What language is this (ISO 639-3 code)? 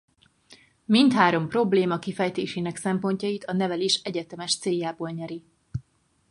hun